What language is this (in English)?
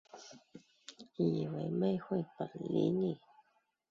Chinese